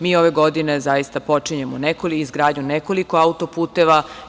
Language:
Serbian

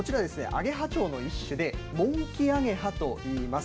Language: Japanese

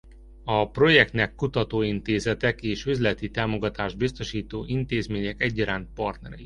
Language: Hungarian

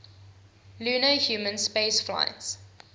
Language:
English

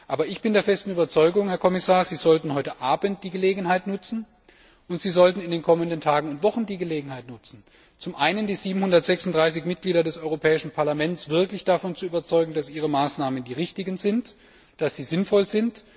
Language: German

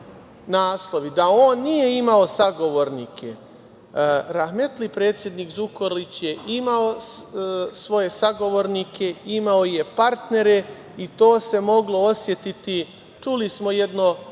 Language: Serbian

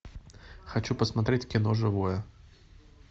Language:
Russian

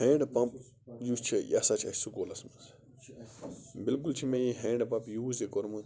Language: Kashmiri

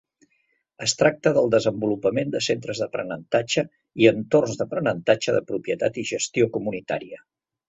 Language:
Catalan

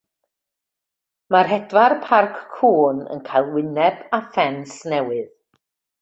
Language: Welsh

